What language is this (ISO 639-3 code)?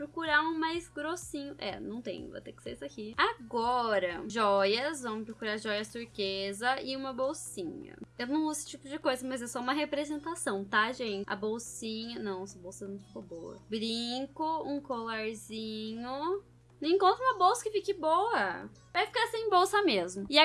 por